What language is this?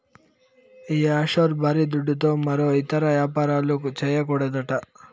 Telugu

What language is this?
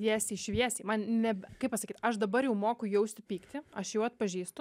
Lithuanian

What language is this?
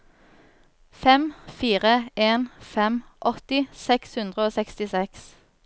Norwegian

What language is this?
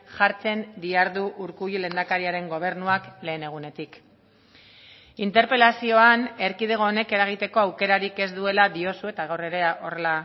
Basque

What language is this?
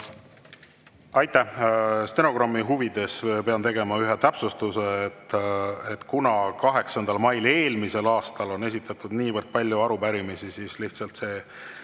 Estonian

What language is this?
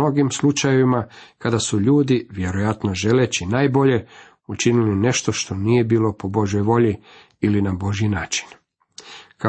Croatian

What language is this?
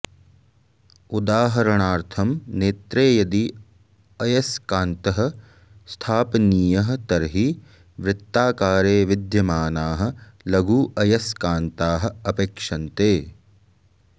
Sanskrit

